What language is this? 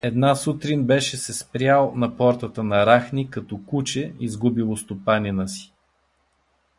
Bulgarian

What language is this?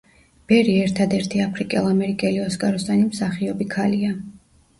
Georgian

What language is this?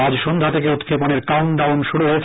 Bangla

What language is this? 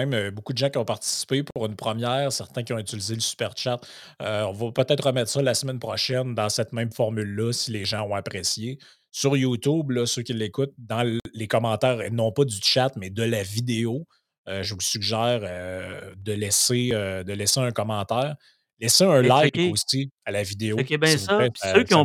French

